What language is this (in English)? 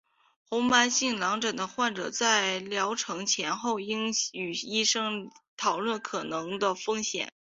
Chinese